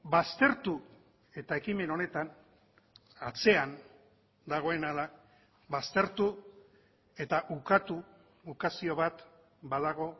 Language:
Basque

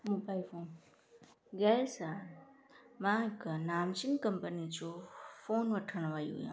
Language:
Sindhi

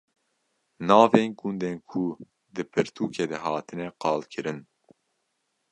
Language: Kurdish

